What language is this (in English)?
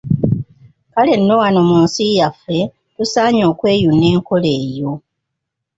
Ganda